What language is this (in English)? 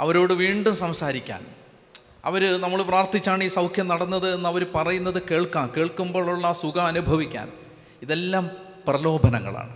Malayalam